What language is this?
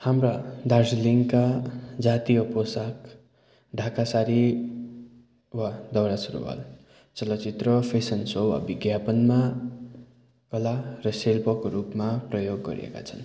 Nepali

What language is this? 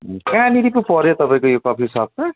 Nepali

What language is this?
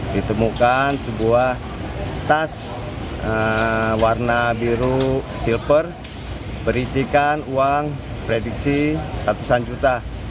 Indonesian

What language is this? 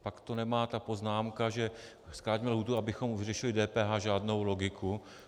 Czech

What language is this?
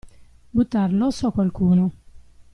Italian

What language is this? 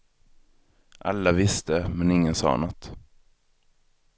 Swedish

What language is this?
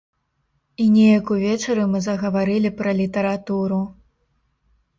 Belarusian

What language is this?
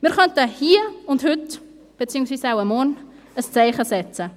Swiss German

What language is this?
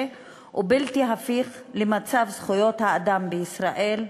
Hebrew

